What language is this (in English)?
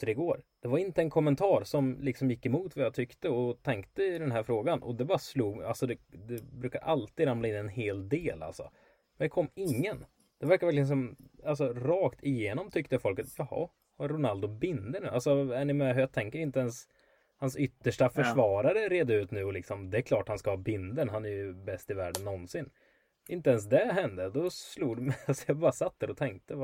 Swedish